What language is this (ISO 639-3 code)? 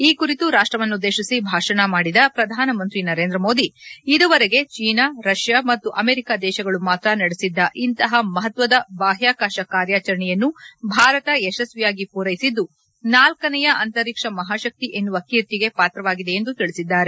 kan